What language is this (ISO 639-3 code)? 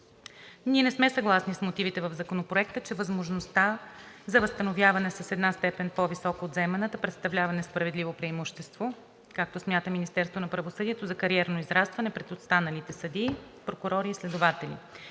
bul